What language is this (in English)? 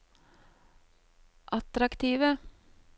Norwegian